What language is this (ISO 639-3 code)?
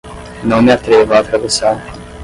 por